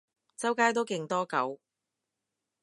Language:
Cantonese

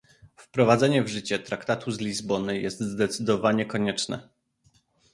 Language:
Polish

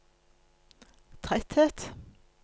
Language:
Norwegian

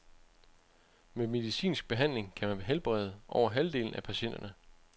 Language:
Danish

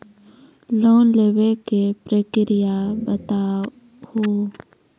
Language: Maithili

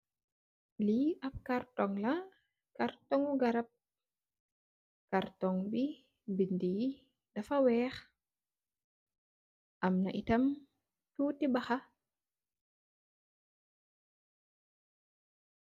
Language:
Wolof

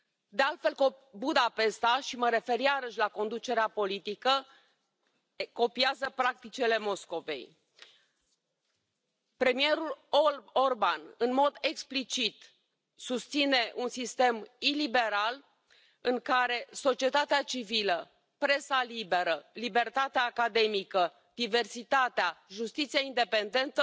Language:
Romanian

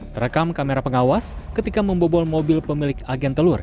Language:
Indonesian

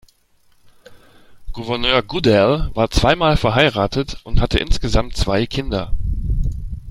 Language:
German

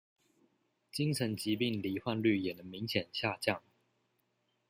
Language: Chinese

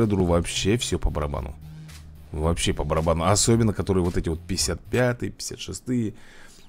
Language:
Russian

